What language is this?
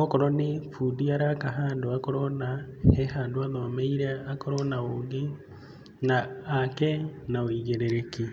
Kikuyu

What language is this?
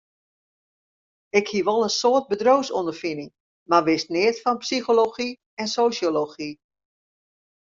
Western Frisian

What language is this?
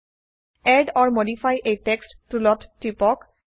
Assamese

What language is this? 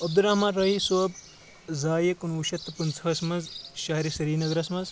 Kashmiri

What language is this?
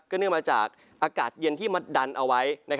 Thai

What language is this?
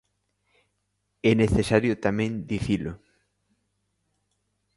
Galician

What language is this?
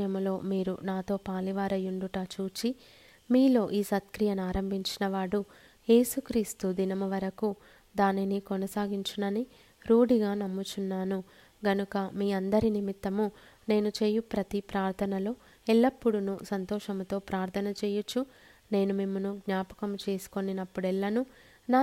Telugu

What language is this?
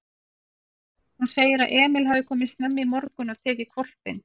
Icelandic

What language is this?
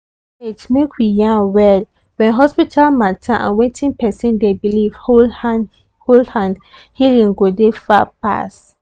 Nigerian Pidgin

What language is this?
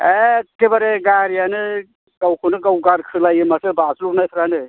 Bodo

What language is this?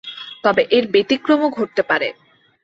Bangla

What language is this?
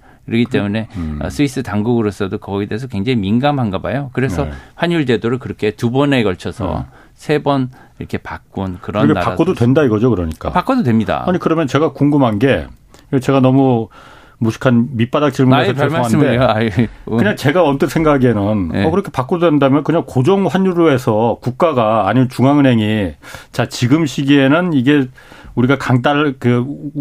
Korean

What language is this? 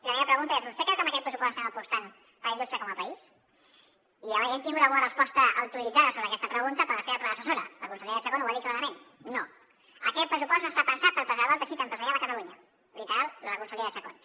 Catalan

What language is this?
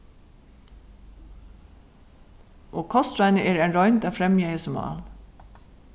Faroese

